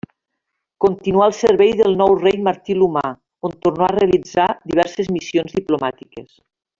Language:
Catalan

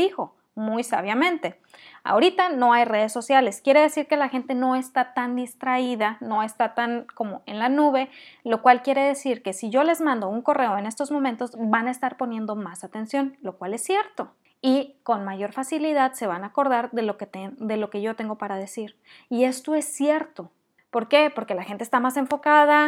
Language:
Spanish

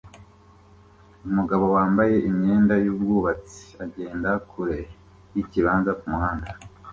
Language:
Kinyarwanda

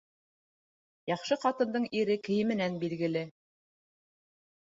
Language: Bashkir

